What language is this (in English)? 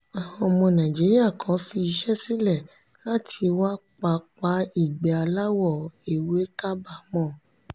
Yoruba